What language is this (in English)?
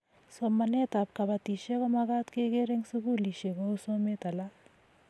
Kalenjin